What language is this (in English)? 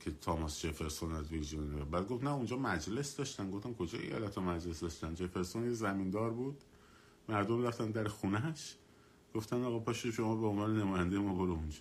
Persian